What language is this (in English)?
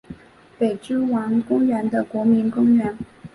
Chinese